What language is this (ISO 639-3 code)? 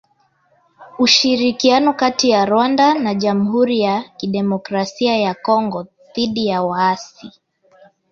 swa